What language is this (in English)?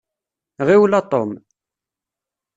Kabyle